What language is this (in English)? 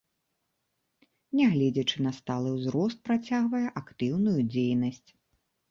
Belarusian